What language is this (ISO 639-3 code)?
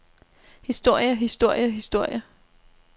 dan